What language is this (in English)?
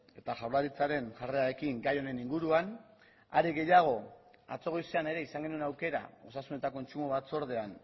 Basque